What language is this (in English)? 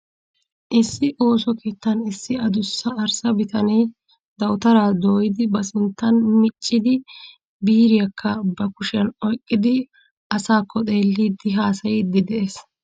Wolaytta